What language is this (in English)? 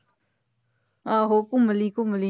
Punjabi